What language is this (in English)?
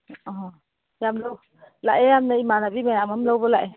Manipuri